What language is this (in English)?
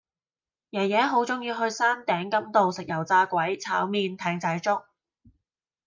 Cantonese